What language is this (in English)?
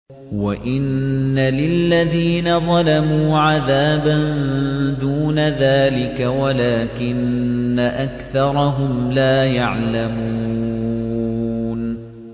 Arabic